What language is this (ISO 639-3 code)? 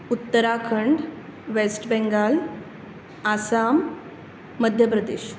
kok